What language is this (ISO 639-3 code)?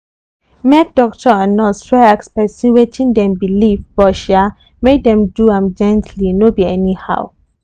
pcm